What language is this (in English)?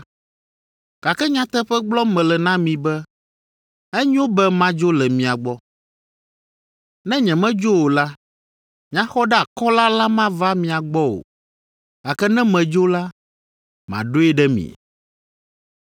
Ewe